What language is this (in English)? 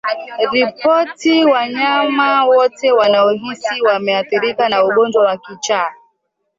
Swahili